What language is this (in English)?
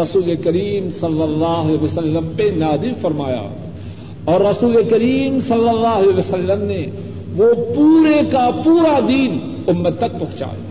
Urdu